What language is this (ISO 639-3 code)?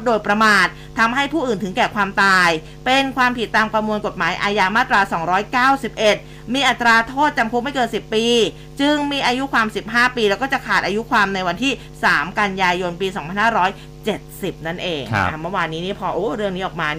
tha